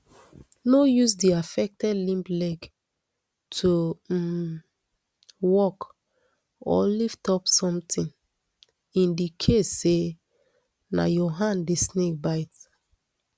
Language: Nigerian Pidgin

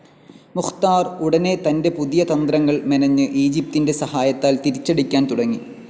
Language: Malayalam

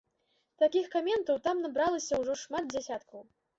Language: Belarusian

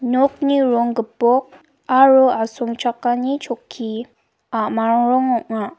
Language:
Garo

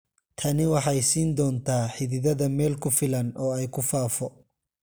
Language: Somali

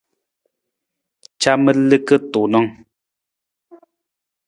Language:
Nawdm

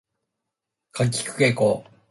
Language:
Japanese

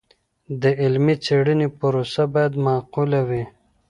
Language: Pashto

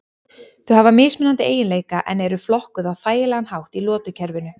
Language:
Icelandic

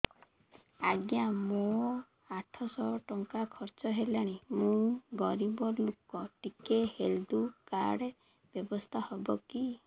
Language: Odia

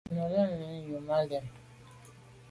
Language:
Medumba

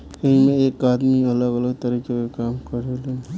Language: Bhojpuri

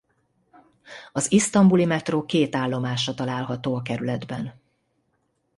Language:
Hungarian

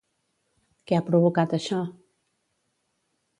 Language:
Catalan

